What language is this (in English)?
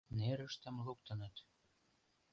Mari